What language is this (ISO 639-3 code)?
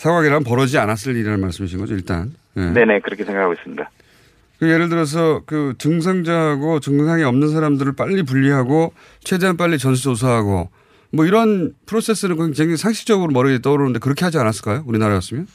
kor